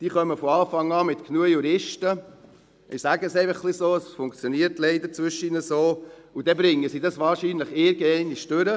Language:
Swiss German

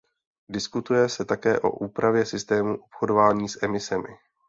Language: Czech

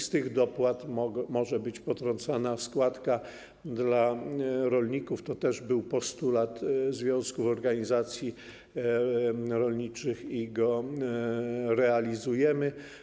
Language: Polish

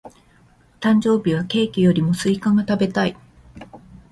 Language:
Japanese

